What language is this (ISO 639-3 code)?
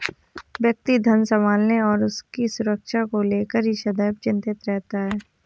hin